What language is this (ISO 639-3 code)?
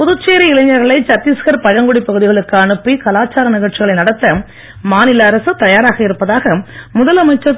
tam